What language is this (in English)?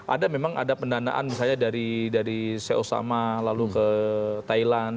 Indonesian